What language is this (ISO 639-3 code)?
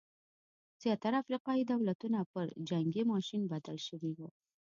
pus